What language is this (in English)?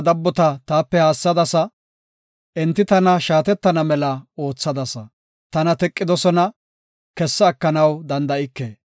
Gofa